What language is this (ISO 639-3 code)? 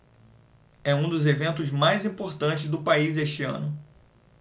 por